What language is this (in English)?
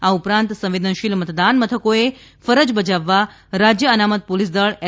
Gujarati